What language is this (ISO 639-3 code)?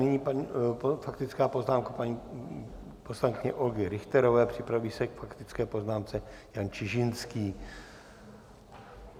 ces